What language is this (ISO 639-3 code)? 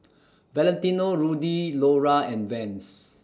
eng